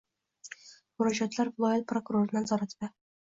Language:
Uzbek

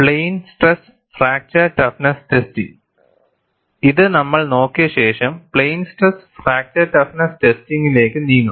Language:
Malayalam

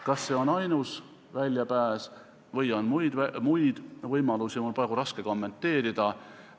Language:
Estonian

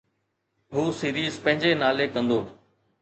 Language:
Sindhi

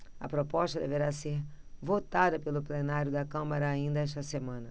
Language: Portuguese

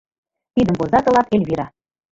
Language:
Mari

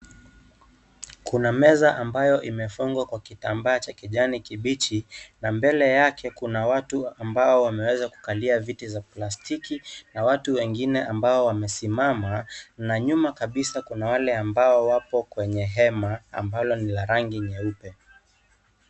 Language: Swahili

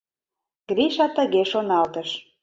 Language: Mari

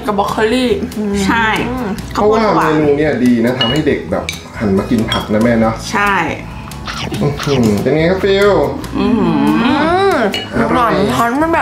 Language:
Thai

